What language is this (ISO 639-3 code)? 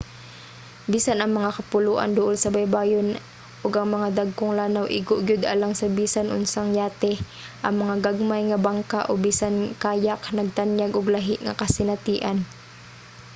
ceb